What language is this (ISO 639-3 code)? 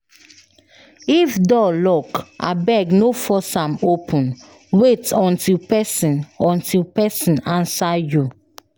pcm